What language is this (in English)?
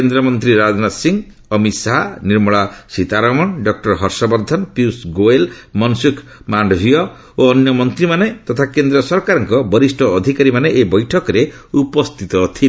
Odia